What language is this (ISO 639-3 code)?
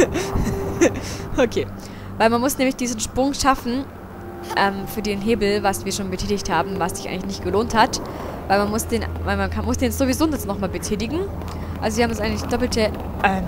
deu